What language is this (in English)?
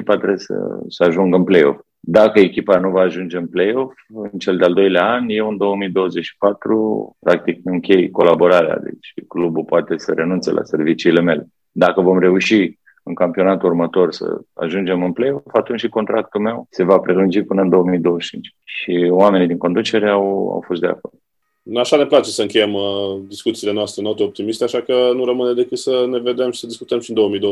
Romanian